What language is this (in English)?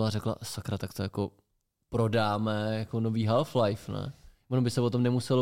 Czech